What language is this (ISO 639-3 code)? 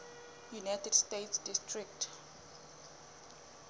sot